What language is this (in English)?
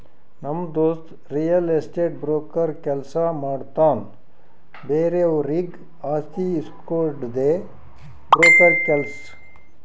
Kannada